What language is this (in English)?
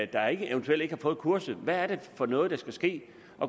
Danish